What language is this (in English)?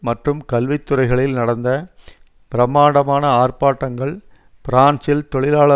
Tamil